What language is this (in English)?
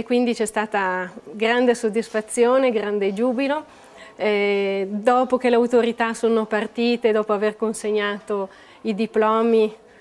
Italian